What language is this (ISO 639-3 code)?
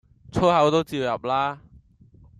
yue